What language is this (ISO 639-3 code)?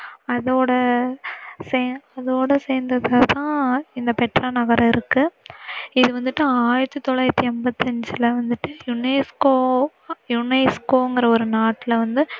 tam